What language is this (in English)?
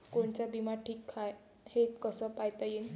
Marathi